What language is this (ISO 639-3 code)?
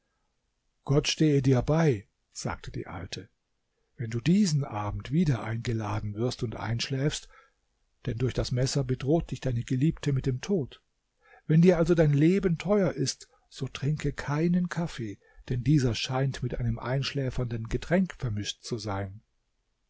deu